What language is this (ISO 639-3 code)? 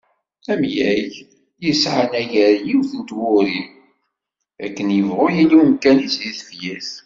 kab